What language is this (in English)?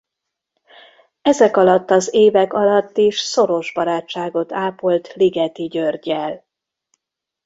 Hungarian